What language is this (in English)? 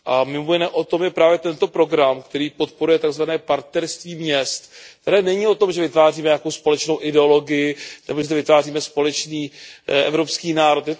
Czech